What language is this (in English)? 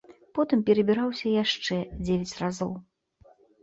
Belarusian